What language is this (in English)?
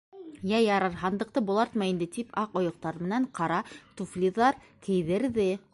Bashkir